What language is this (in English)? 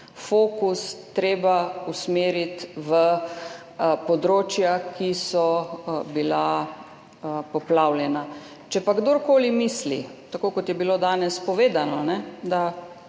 Slovenian